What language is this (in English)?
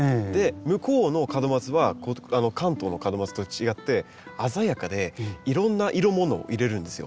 Japanese